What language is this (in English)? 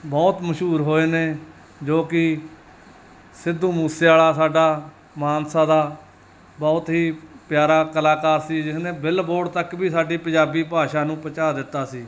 Punjabi